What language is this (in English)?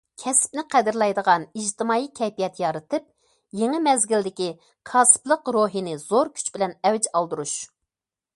Uyghur